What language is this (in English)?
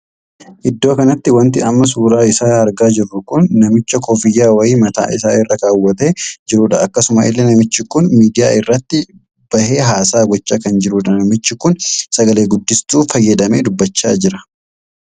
Oromo